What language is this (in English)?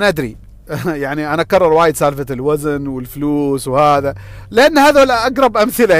Arabic